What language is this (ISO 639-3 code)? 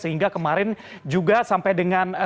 ind